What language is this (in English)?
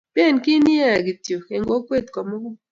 Kalenjin